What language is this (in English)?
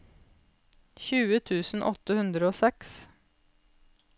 Norwegian